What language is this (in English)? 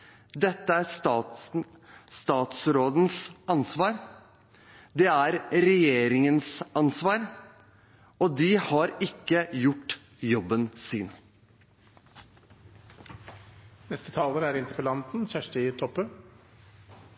Norwegian